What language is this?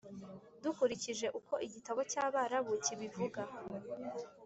Kinyarwanda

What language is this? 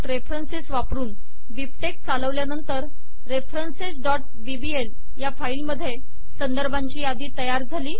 Marathi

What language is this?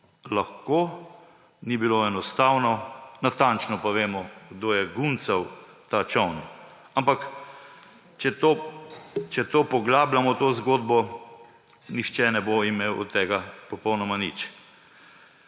Slovenian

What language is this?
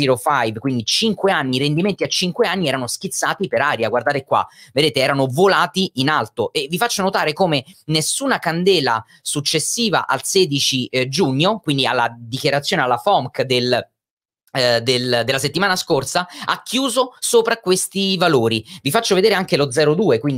Italian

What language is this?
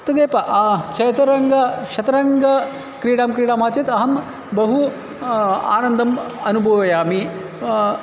Sanskrit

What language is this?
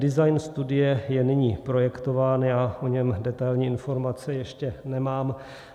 Czech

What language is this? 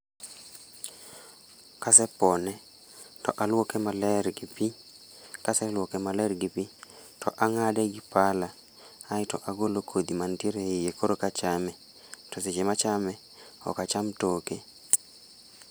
Luo (Kenya and Tanzania)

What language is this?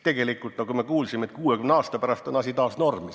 Estonian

